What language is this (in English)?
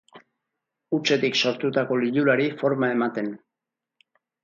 Basque